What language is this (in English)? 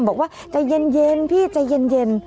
Thai